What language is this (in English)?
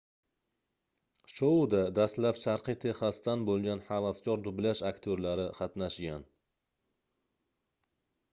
Uzbek